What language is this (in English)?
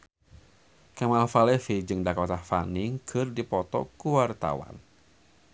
Sundanese